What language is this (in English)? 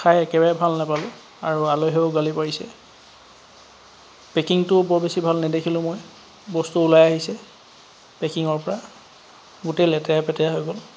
Assamese